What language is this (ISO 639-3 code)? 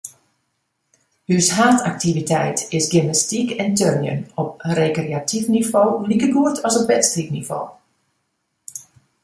fry